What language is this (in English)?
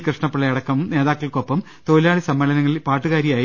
Malayalam